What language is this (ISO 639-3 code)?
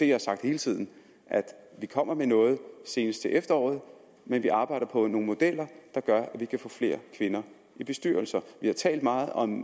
dan